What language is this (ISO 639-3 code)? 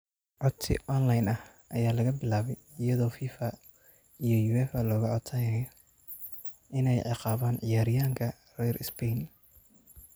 som